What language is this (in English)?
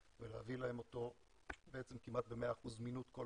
Hebrew